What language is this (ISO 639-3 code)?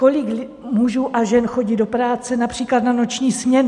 ces